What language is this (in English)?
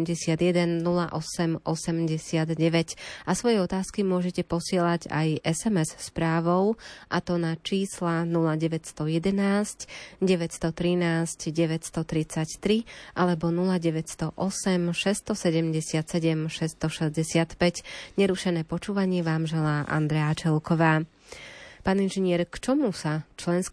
Slovak